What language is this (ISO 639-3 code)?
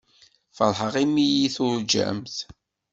kab